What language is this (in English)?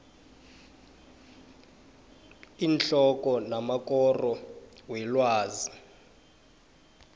South Ndebele